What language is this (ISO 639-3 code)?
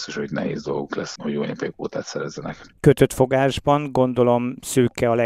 hun